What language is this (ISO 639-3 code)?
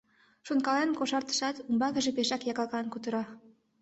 chm